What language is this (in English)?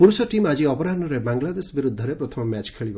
Odia